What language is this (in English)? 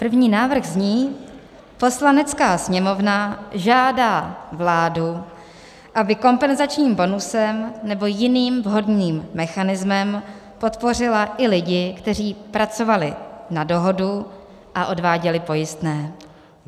Czech